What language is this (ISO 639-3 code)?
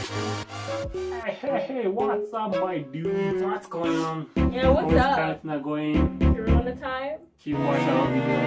eng